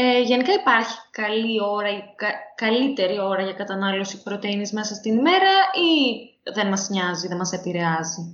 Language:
Greek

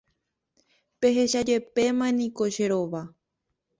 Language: Guarani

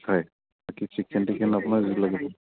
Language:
Assamese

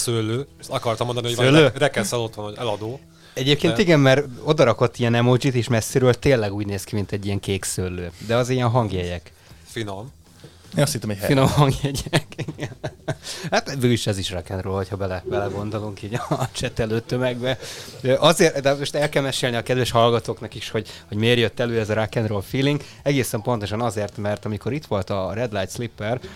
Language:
Hungarian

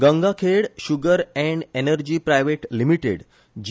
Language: Konkani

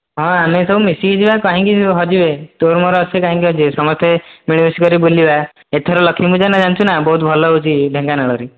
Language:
Odia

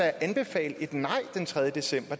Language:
Danish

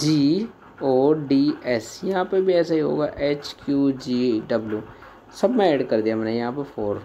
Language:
Hindi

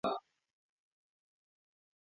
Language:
Luo (Kenya and Tanzania)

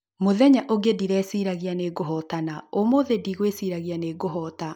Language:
Kikuyu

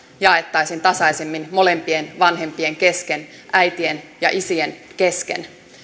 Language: Finnish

